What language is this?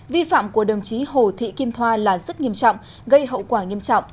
Vietnamese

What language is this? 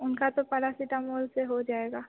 Hindi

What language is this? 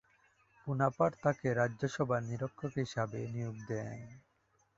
Bangla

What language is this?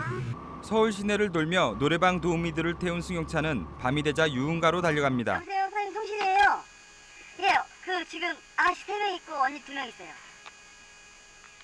Korean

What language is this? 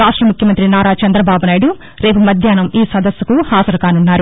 Telugu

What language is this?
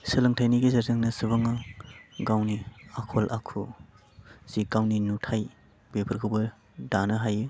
Bodo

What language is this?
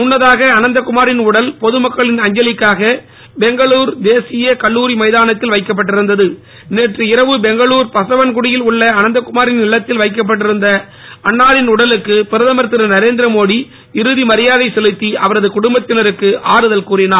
Tamil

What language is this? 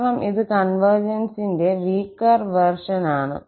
Malayalam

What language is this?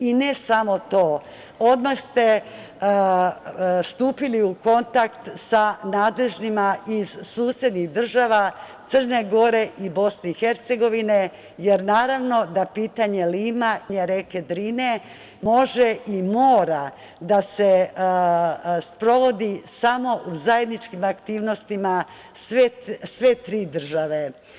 Serbian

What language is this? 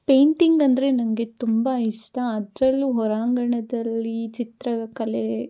Kannada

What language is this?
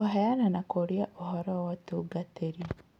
Kikuyu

